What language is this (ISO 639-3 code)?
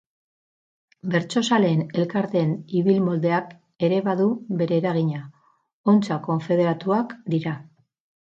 eus